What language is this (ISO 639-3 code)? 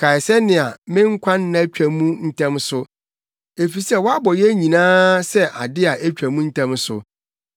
aka